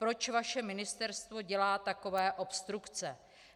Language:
Czech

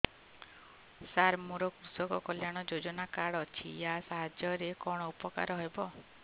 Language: Odia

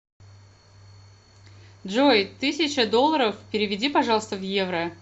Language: Russian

